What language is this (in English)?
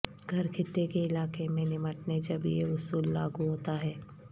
Urdu